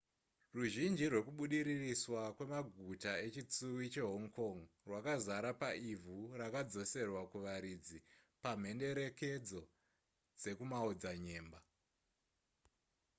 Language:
Shona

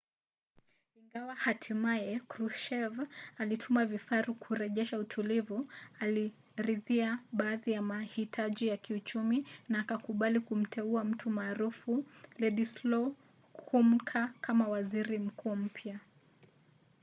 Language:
Swahili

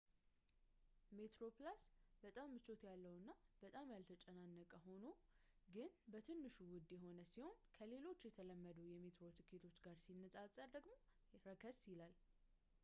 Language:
Amharic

